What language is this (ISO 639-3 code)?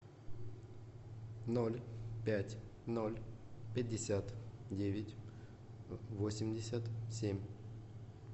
rus